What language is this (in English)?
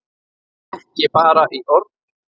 Icelandic